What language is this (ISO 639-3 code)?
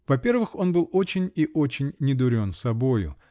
rus